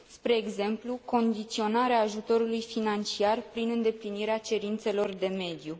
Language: Romanian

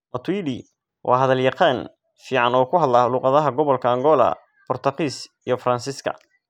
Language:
Somali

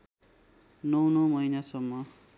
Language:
Nepali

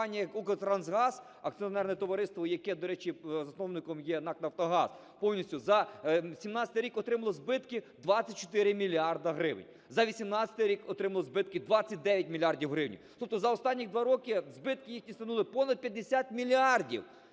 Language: Ukrainian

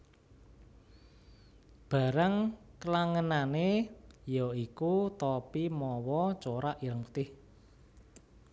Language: Javanese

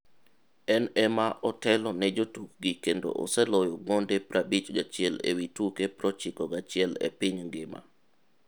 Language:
Luo (Kenya and Tanzania)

